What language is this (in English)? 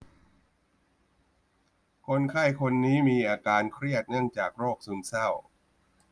Thai